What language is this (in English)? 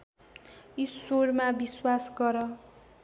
Nepali